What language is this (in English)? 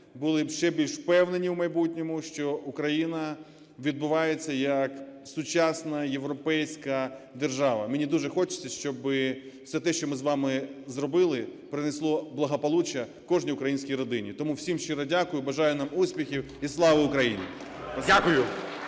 Ukrainian